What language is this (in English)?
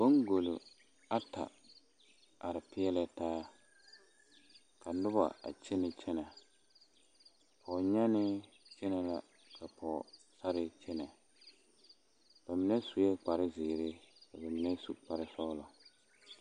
Southern Dagaare